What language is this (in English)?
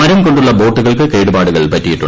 Malayalam